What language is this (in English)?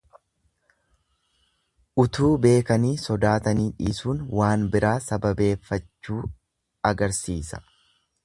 Oromo